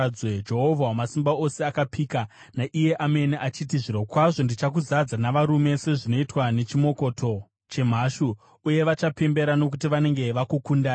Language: Shona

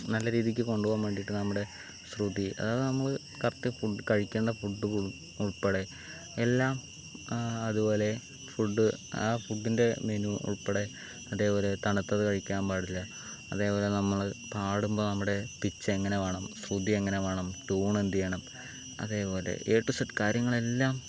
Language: Malayalam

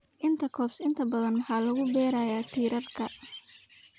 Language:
Somali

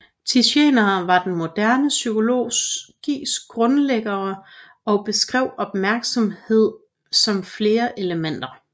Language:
Danish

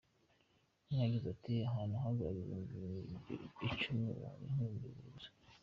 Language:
Kinyarwanda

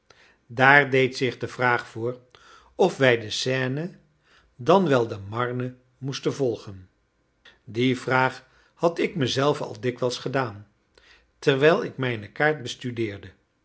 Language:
Dutch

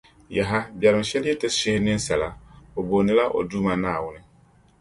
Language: Dagbani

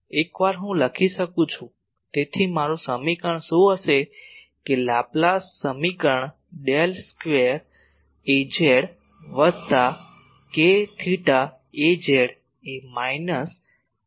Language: Gujarati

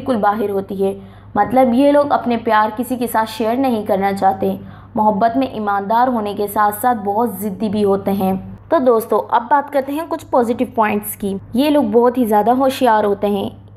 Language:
Hindi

